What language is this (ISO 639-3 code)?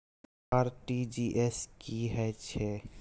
mai